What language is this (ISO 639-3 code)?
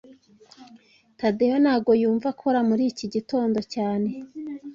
kin